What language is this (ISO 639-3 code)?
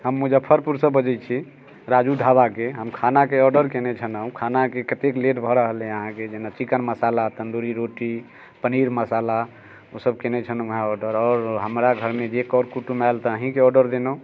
mai